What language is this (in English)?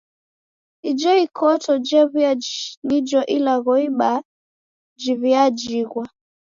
Taita